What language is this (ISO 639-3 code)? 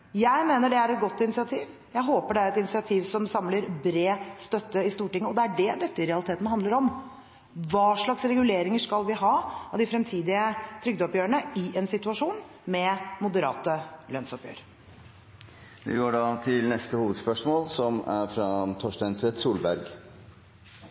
nor